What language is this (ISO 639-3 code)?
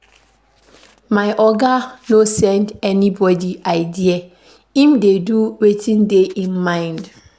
pcm